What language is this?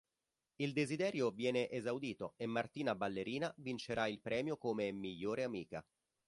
Italian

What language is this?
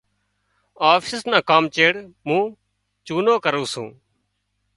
Wadiyara Koli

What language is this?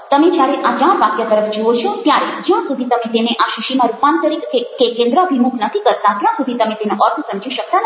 Gujarati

